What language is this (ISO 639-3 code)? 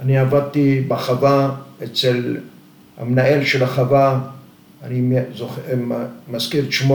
heb